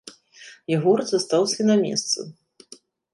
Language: Belarusian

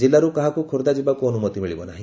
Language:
Odia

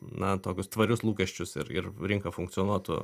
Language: Lithuanian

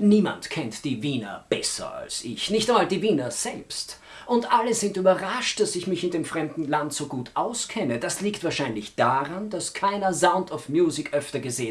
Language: German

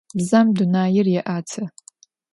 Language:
Adyghe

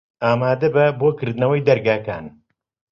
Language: Central Kurdish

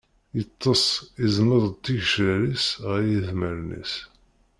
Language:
Kabyle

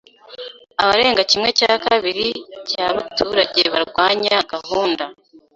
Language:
Kinyarwanda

